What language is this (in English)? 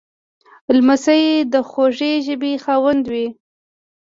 Pashto